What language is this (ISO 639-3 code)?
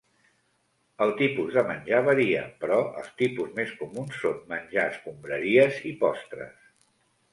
cat